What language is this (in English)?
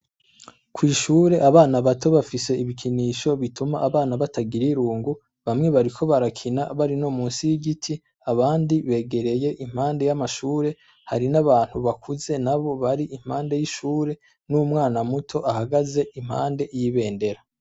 Rundi